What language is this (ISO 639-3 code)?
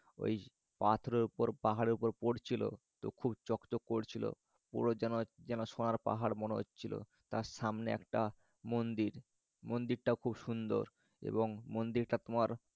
ben